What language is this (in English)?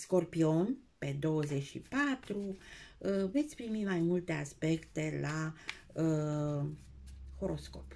Romanian